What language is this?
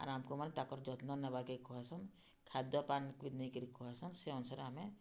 Odia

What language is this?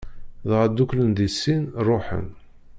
Kabyle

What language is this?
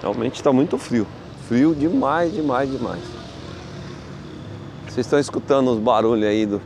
Portuguese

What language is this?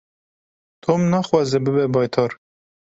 Kurdish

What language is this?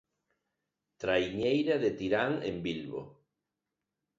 Galician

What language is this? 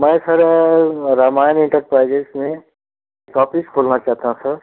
Hindi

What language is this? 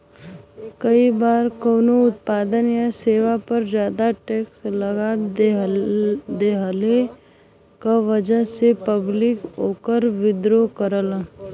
Bhojpuri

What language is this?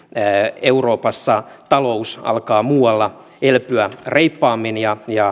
Finnish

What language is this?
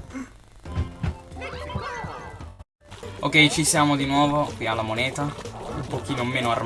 Italian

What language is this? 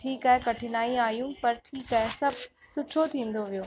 Sindhi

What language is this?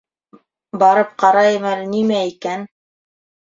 Bashkir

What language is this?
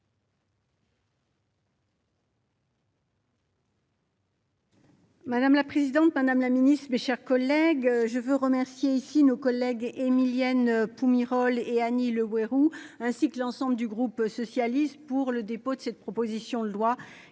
French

